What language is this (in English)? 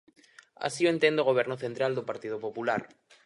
Galician